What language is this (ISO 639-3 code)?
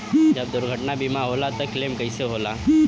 bho